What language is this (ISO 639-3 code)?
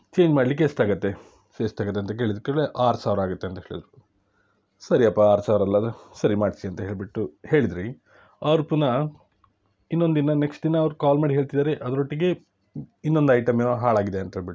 kan